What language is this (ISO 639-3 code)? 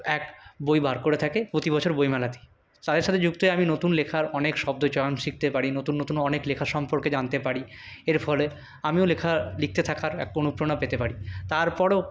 ben